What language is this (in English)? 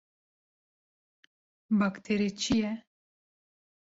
Kurdish